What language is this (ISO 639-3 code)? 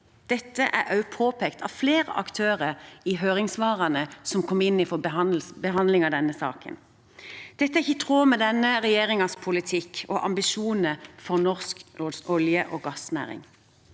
nor